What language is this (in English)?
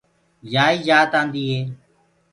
Gurgula